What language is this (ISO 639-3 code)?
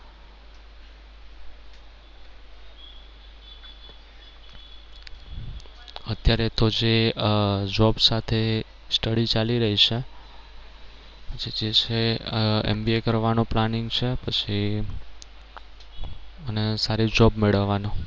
guj